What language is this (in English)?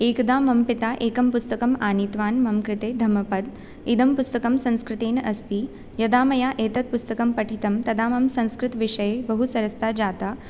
Sanskrit